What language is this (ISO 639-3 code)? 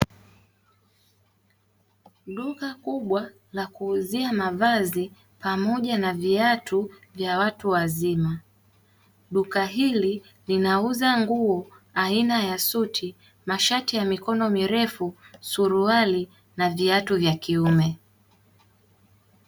swa